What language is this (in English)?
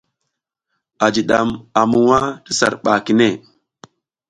South Giziga